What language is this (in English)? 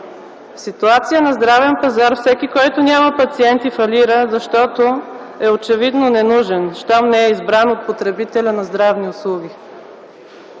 Bulgarian